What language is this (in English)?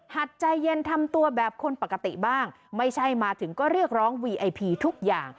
Thai